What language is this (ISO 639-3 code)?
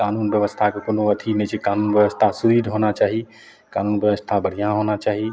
mai